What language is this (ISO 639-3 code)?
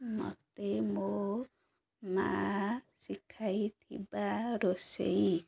ori